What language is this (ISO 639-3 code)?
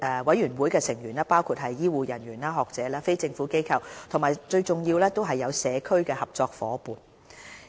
yue